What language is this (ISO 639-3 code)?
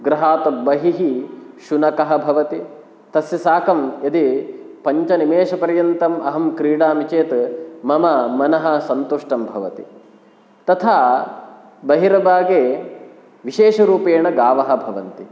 san